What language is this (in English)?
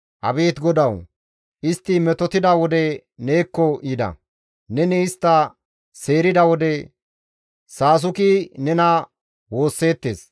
Gamo